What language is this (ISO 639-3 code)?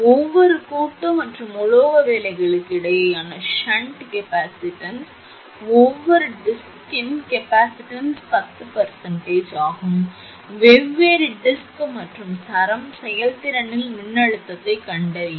tam